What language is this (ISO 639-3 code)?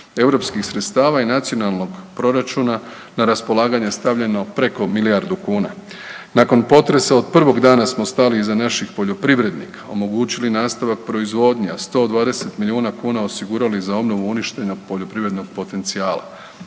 hrv